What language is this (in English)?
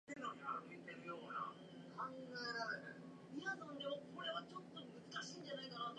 Japanese